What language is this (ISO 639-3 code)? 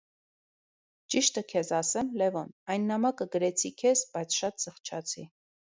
hye